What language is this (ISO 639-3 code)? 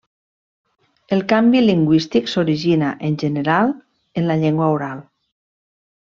cat